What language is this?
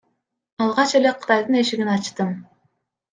Kyrgyz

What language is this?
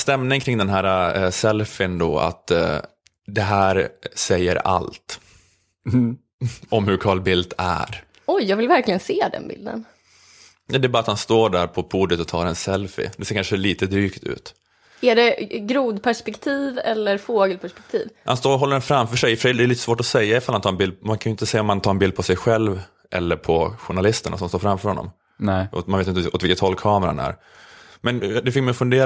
Swedish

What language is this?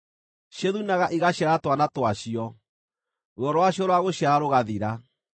Kikuyu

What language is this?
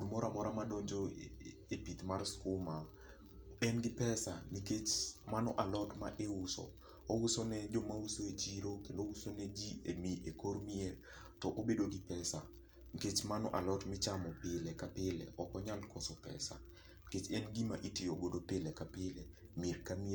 Luo (Kenya and Tanzania)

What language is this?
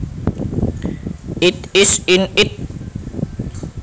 Javanese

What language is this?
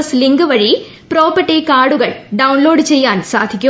Malayalam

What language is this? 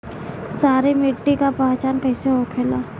Bhojpuri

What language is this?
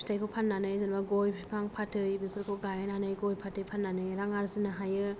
Bodo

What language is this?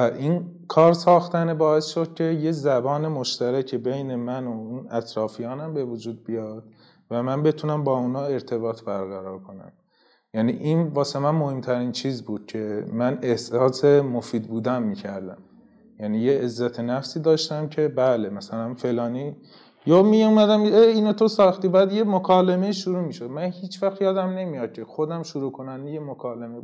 Persian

